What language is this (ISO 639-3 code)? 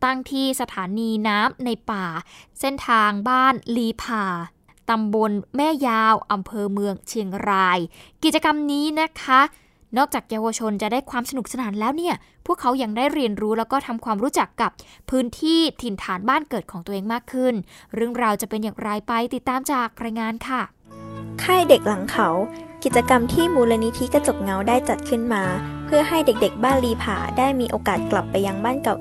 tha